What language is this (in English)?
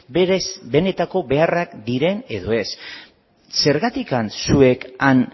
Basque